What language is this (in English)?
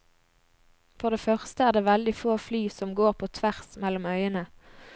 Norwegian